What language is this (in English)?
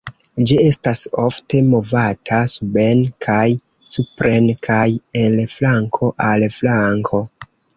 Esperanto